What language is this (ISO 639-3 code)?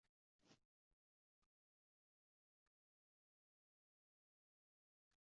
uzb